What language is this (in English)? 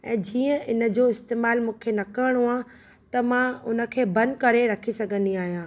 Sindhi